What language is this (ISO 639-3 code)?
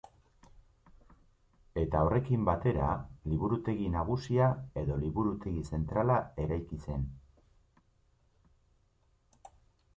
eus